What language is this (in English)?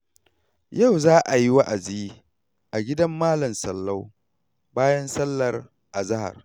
Hausa